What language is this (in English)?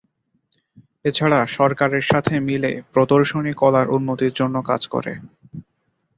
Bangla